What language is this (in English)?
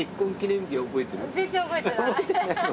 Japanese